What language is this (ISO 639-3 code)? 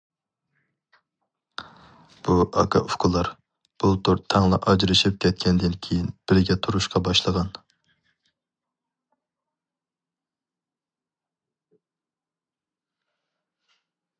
uig